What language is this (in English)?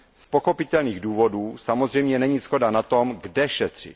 Czech